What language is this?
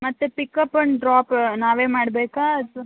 Kannada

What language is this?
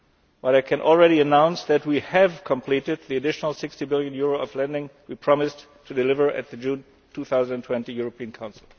English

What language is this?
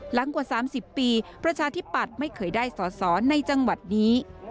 Thai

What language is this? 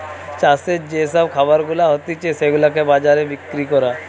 Bangla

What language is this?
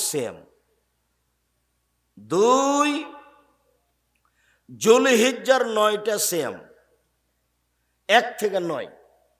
Hindi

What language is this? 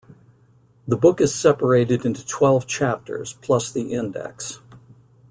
English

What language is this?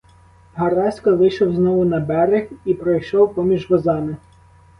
Ukrainian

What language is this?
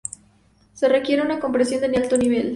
Spanish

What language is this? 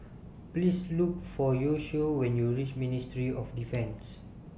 English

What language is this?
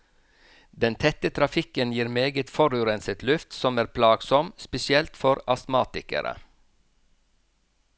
Norwegian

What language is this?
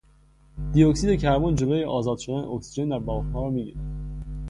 Persian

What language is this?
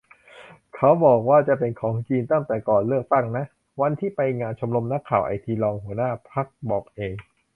Thai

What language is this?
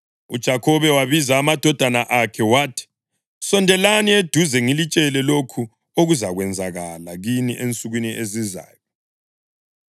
North Ndebele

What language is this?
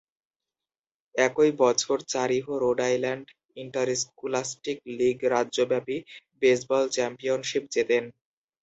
Bangla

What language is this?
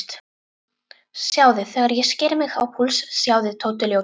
Icelandic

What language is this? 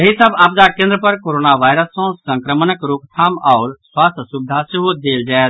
Maithili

